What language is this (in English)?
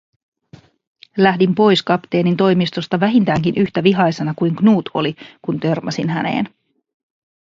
Finnish